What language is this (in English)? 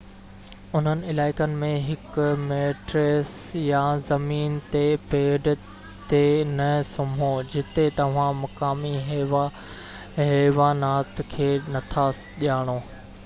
Sindhi